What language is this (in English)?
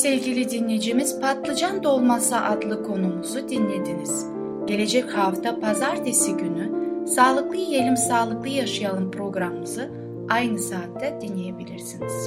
Turkish